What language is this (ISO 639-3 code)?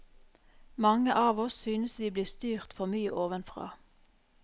nor